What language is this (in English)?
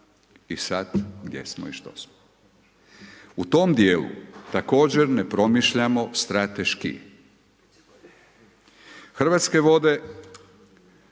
Croatian